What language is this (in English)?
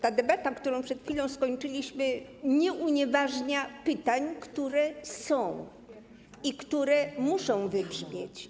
Polish